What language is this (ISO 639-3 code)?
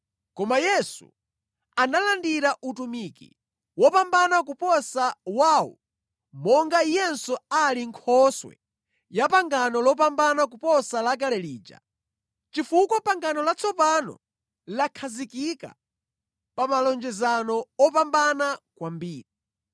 nya